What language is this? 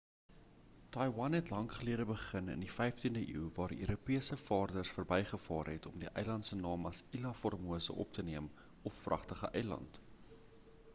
Afrikaans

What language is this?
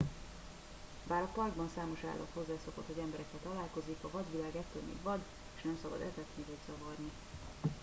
Hungarian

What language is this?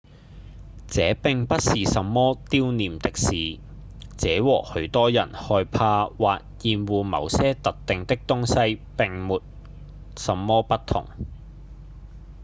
Cantonese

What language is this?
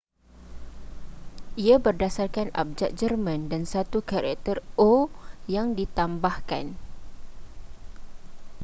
Malay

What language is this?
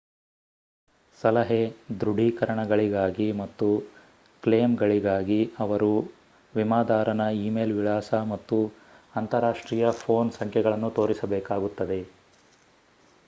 Kannada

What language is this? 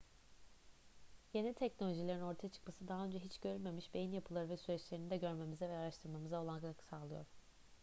Turkish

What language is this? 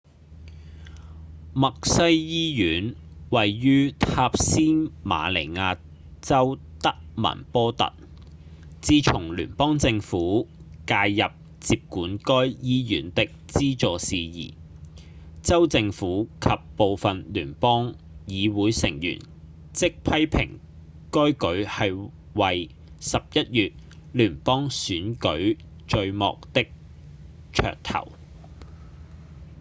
Cantonese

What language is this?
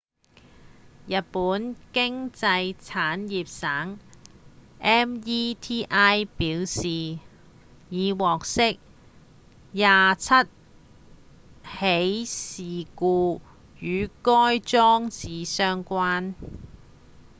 Cantonese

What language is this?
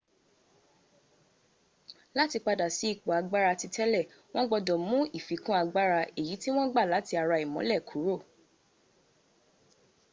Yoruba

